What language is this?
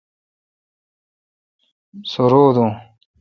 Kalkoti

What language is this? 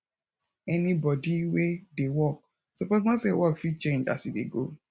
Nigerian Pidgin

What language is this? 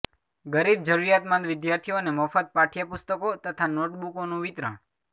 Gujarati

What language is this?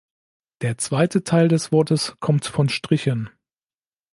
German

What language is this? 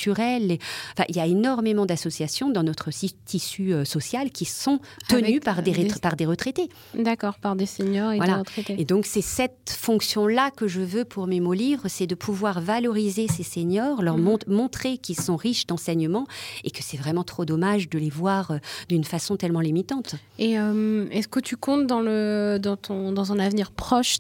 French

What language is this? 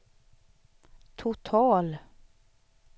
Swedish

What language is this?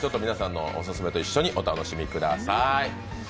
Japanese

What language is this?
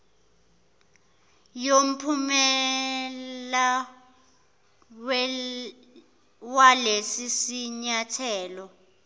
Zulu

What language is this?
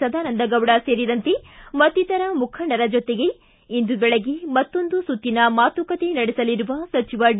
Kannada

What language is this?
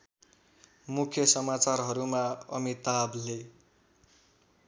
Nepali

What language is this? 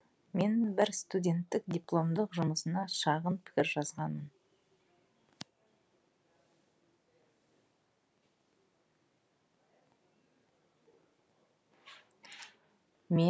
Kazakh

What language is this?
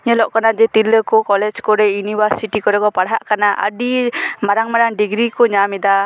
Santali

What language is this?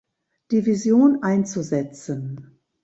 German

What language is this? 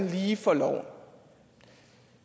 Danish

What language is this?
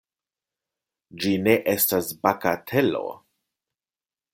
Esperanto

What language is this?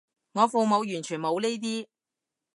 Cantonese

